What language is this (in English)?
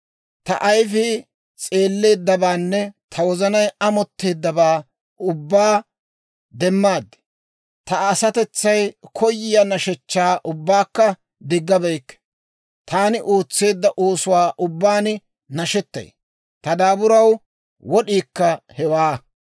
Dawro